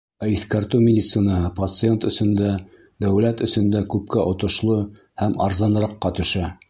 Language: Bashkir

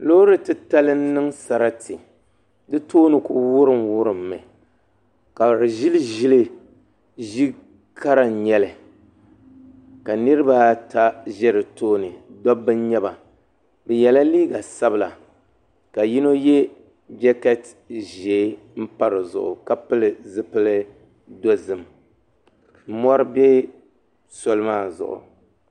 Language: Dagbani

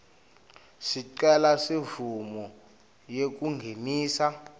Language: Swati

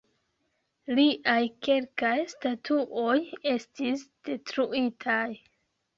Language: Esperanto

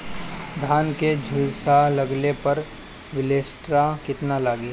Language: Bhojpuri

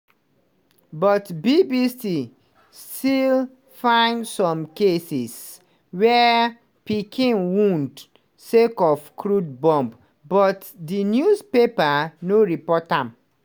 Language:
Nigerian Pidgin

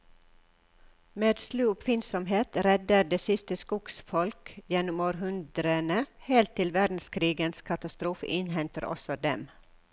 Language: Norwegian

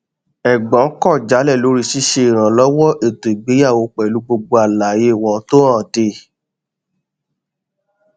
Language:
Yoruba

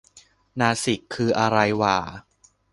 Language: Thai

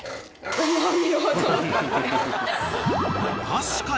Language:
Japanese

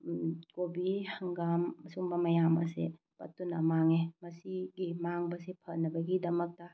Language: Manipuri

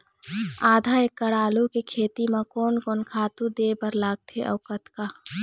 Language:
Chhattisgarhi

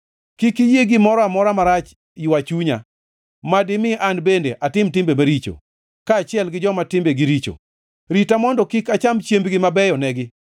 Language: Luo (Kenya and Tanzania)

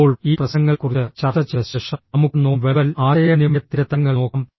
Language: Malayalam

